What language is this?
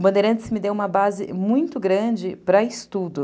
Portuguese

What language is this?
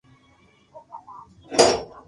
Loarki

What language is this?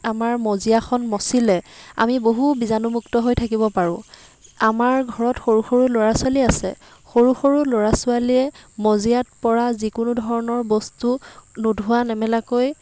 Assamese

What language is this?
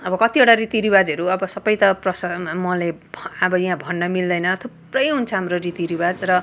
Nepali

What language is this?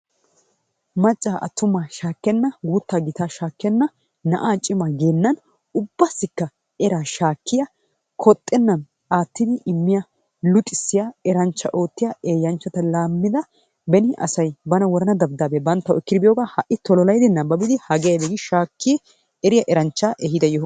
Wolaytta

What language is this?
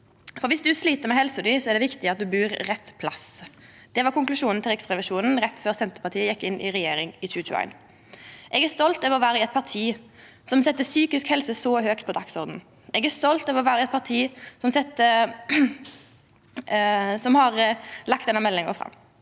Norwegian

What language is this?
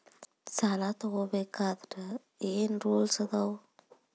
Kannada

